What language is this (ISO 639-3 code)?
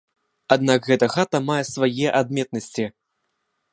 bel